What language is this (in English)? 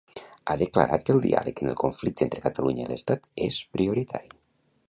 Catalan